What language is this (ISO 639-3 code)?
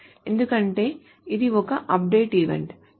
tel